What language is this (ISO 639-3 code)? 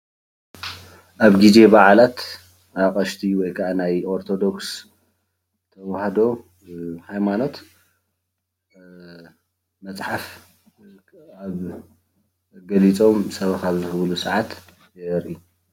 tir